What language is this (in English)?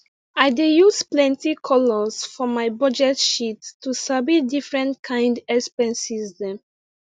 Nigerian Pidgin